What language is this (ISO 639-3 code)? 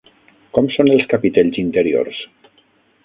cat